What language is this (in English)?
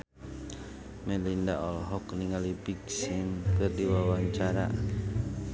Sundanese